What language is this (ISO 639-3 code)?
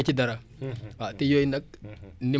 wol